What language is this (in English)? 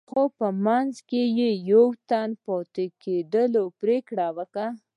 Pashto